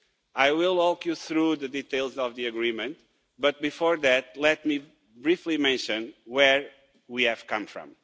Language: English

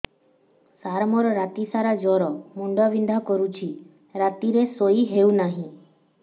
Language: Odia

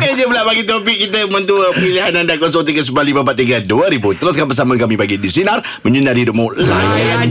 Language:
Malay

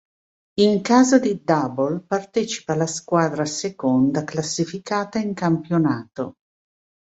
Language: Italian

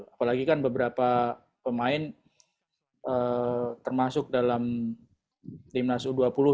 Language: Indonesian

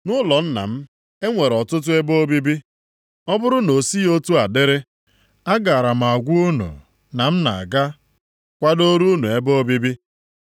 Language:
Igbo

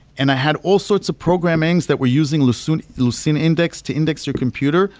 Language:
English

